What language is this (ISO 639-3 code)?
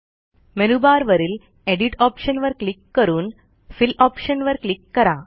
mar